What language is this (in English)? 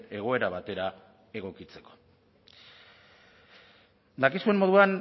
Basque